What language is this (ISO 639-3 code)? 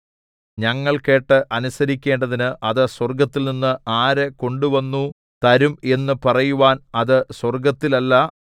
mal